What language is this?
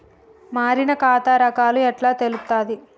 Telugu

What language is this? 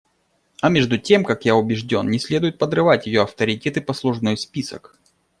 Russian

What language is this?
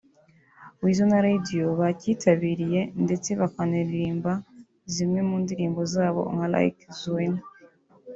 Kinyarwanda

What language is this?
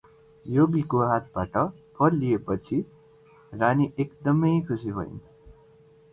Nepali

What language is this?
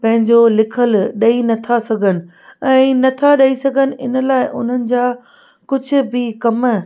Sindhi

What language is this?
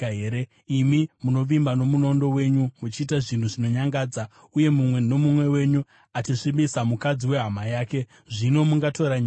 Shona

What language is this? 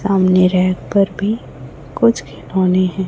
Hindi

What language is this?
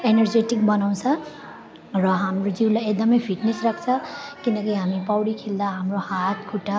Nepali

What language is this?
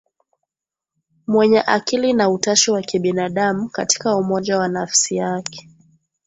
Swahili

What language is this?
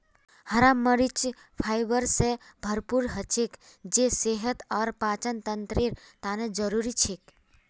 Magahi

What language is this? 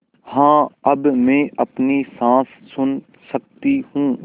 Hindi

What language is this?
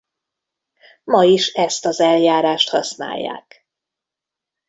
Hungarian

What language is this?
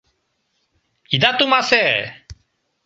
Mari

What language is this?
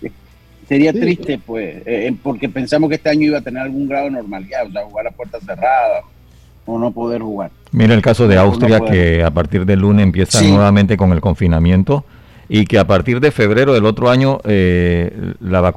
Spanish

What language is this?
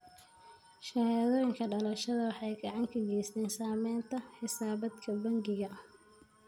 Somali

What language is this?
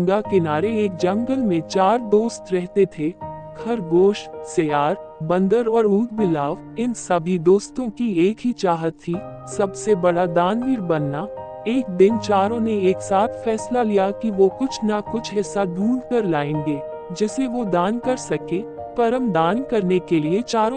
Hindi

